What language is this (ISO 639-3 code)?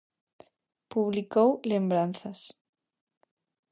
glg